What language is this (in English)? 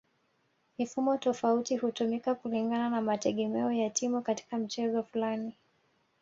Swahili